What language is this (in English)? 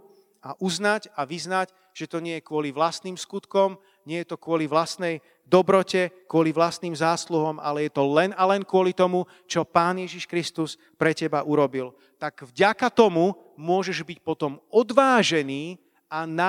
Slovak